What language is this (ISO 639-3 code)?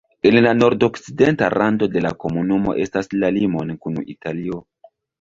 epo